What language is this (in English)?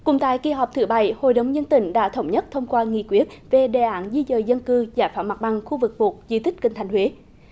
Vietnamese